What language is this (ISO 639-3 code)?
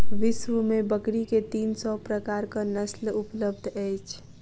mai